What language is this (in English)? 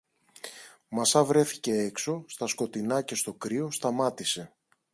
Greek